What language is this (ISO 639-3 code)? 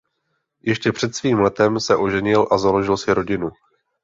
ces